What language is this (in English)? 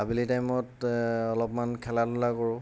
Assamese